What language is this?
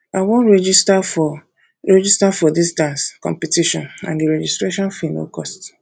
Nigerian Pidgin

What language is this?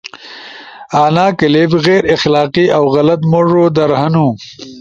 Ushojo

